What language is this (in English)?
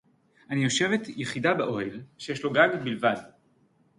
Hebrew